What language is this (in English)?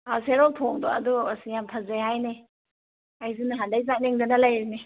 Manipuri